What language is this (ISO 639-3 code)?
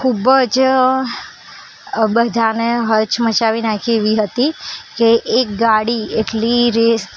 guj